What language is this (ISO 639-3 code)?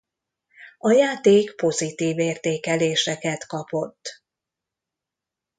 hun